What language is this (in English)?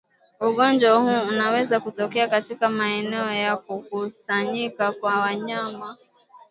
Swahili